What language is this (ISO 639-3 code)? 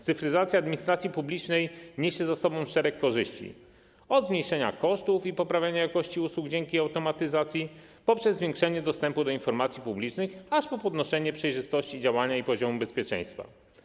pol